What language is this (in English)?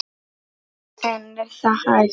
Icelandic